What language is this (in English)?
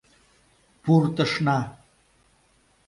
Mari